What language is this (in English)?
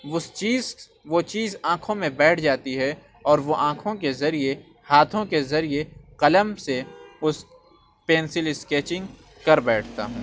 Urdu